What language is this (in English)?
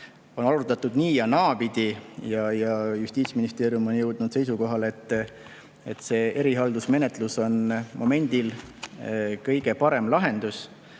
Estonian